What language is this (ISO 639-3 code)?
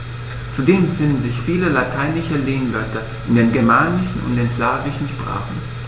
deu